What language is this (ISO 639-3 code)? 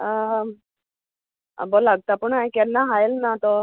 kok